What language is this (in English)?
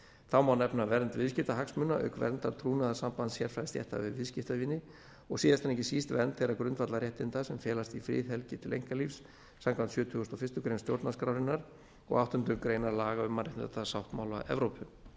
Icelandic